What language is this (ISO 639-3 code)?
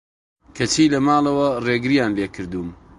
ckb